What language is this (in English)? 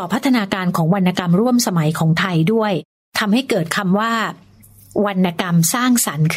Thai